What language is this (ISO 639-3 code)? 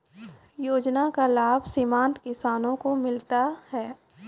mai